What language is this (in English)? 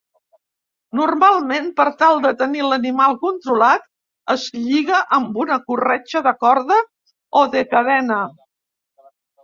Catalan